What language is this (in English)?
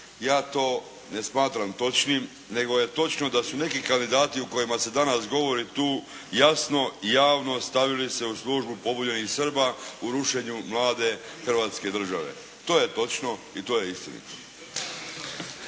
Croatian